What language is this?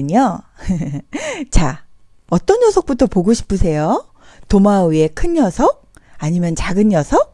Korean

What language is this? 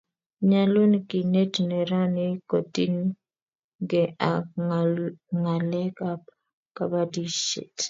Kalenjin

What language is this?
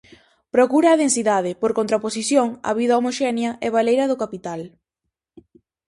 Galician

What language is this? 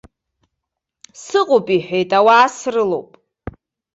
Abkhazian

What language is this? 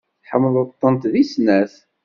Kabyle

